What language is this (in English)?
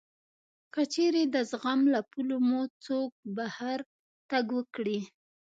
Pashto